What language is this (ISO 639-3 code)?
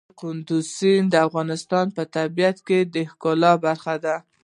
pus